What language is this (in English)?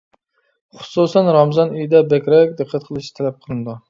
Uyghur